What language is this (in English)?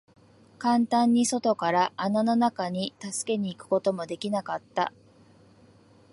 Japanese